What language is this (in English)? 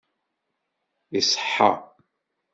Kabyle